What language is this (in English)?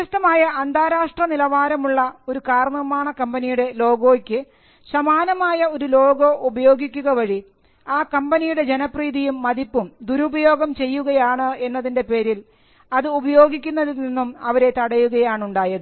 Malayalam